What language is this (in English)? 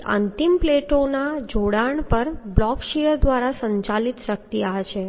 Gujarati